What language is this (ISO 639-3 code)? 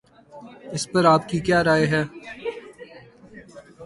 urd